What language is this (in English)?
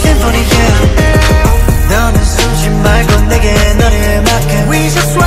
Vietnamese